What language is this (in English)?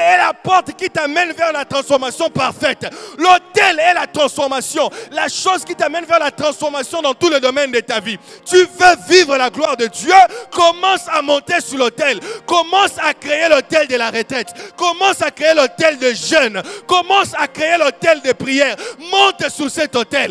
French